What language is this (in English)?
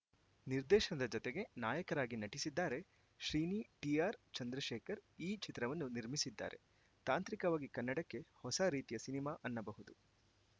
Kannada